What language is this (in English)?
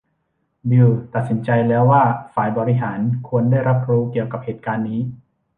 Thai